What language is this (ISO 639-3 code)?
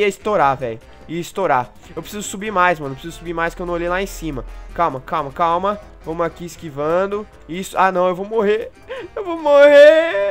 por